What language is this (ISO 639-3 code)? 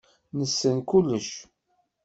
kab